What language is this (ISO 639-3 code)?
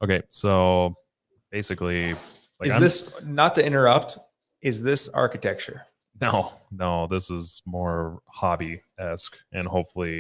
eng